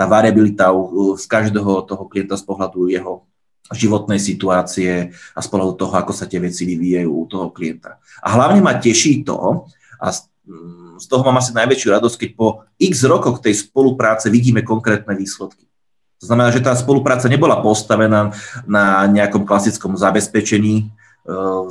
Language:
Slovak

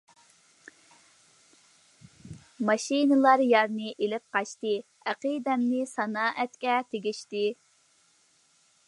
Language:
Uyghur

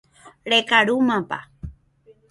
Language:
Guarani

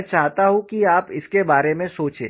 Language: Hindi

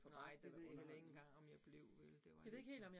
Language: Danish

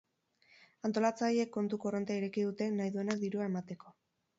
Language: Basque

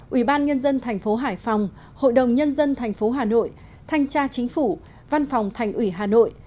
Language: Vietnamese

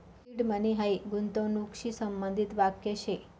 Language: Marathi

